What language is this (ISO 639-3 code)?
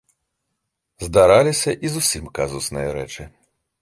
bel